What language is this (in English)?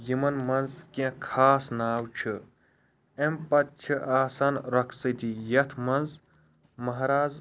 Kashmiri